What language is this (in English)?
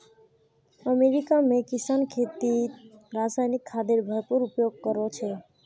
Magahi